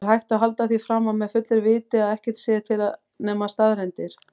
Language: Icelandic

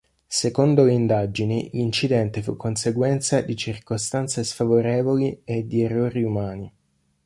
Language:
Italian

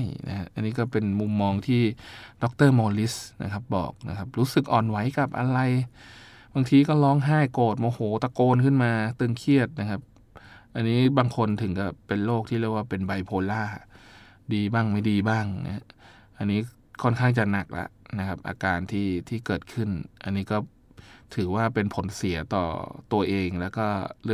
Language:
Thai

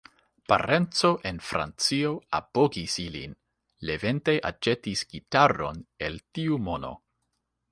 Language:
Esperanto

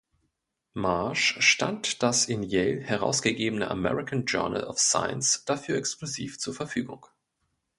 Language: German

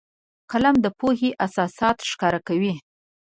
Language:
Pashto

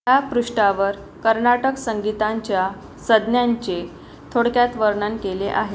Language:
Marathi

